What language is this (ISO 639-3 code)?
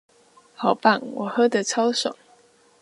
zho